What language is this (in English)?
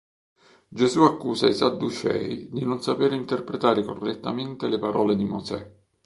Italian